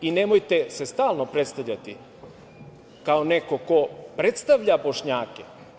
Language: Serbian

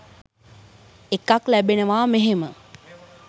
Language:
Sinhala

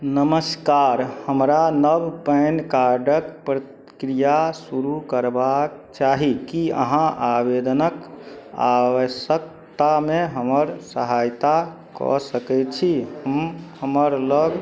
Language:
Maithili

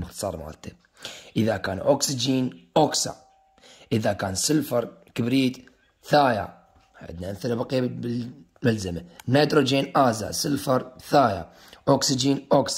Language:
Arabic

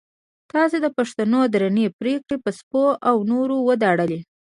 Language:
Pashto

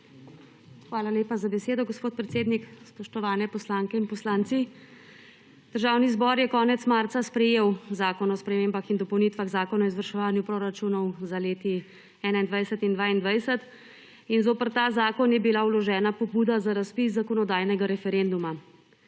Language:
Slovenian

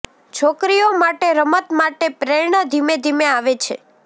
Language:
Gujarati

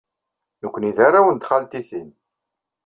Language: Kabyle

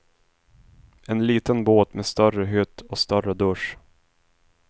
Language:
Swedish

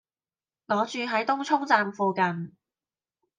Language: Cantonese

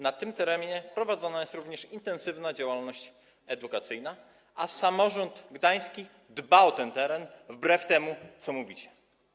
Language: Polish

